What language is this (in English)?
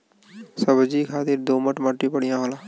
Bhojpuri